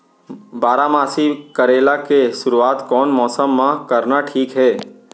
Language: Chhattisgarhi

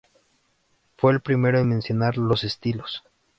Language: Spanish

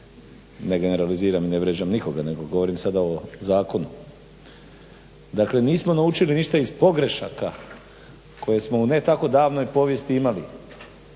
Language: Croatian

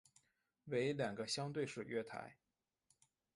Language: Chinese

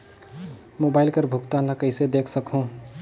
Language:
Chhattisgarhi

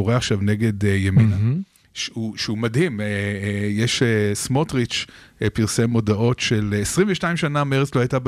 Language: Hebrew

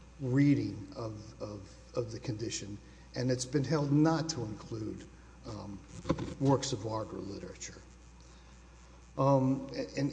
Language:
English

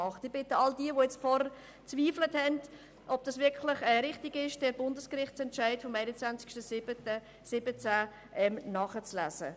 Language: Swiss German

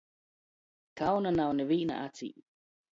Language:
Latgalian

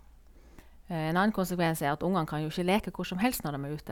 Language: Norwegian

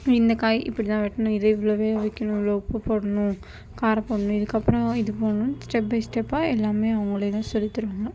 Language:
Tamil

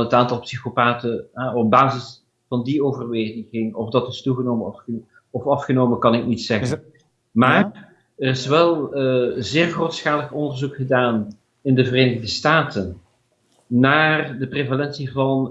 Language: Dutch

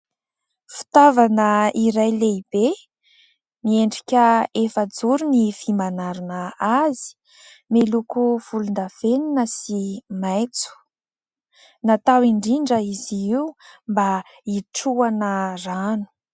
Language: Malagasy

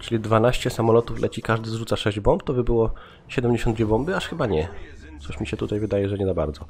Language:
Polish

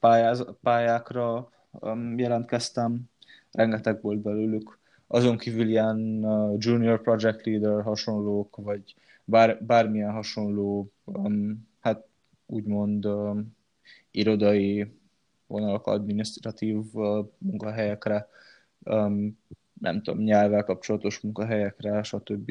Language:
Hungarian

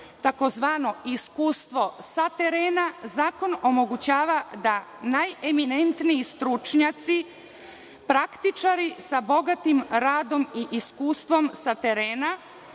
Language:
Serbian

